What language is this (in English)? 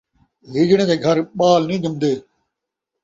Saraiki